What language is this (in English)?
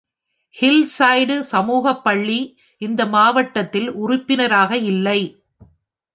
Tamil